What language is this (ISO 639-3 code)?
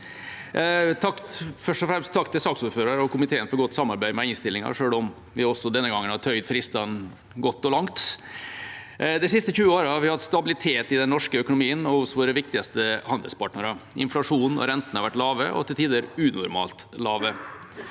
nor